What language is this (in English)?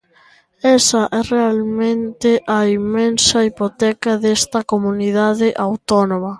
Galician